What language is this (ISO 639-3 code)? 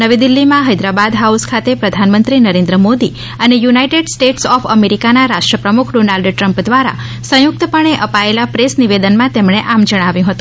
guj